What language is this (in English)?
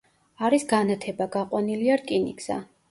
Georgian